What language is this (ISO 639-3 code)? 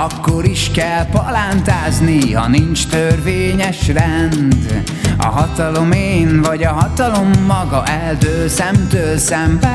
hun